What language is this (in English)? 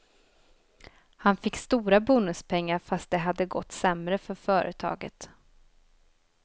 Swedish